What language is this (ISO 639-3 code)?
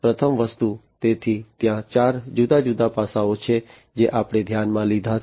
guj